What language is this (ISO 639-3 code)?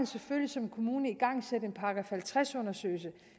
dan